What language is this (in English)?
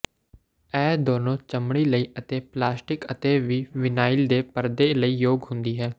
Punjabi